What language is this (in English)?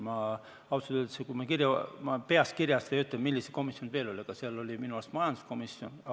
Estonian